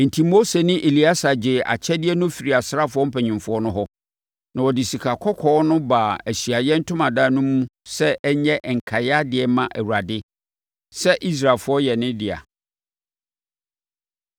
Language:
Akan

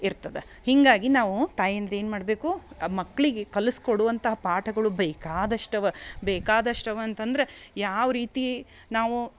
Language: Kannada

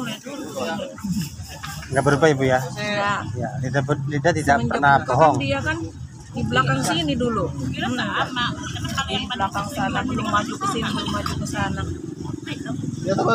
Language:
Indonesian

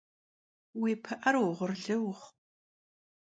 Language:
Kabardian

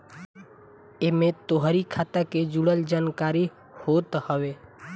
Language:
Bhojpuri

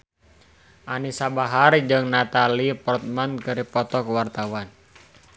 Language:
Sundanese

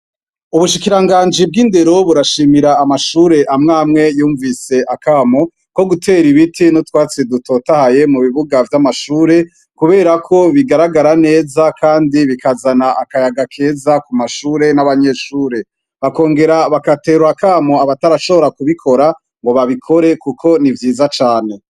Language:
Rundi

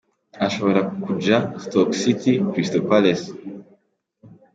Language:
Kinyarwanda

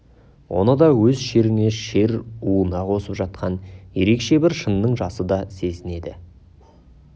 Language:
Kazakh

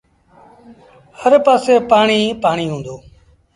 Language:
Sindhi Bhil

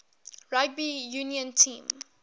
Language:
English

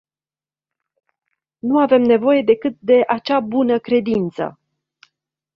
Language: Romanian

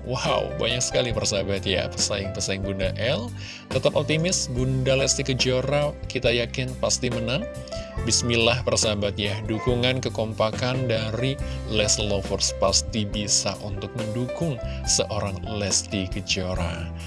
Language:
Indonesian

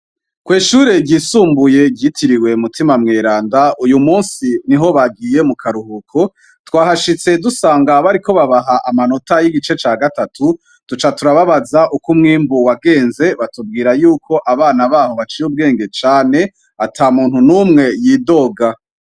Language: Rundi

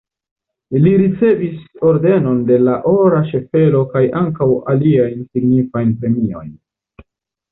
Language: Esperanto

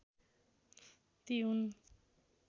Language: Nepali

